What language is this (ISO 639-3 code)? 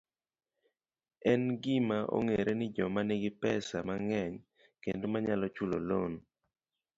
luo